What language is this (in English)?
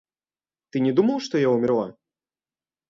Russian